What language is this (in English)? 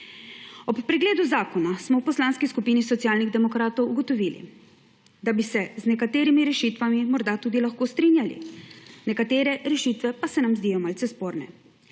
Slovenian